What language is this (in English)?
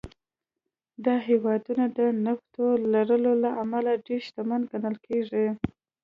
Pashto